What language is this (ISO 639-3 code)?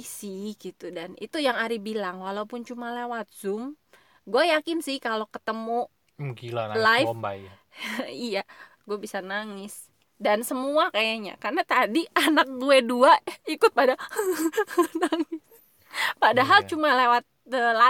ind